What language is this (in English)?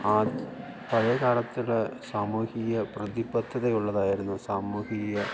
Malayalam